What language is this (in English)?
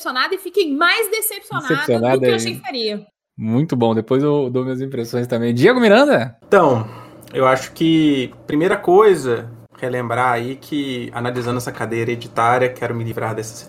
Portuguese